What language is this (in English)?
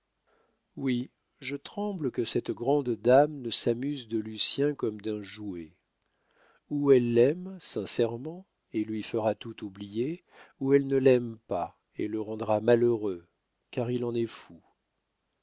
French